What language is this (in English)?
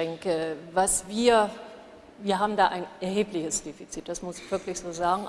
German